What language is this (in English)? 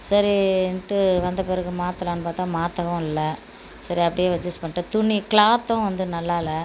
Tamil